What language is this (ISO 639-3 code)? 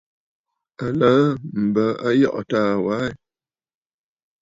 bfd